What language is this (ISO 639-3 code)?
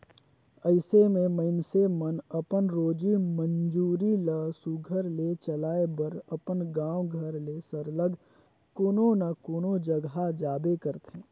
hne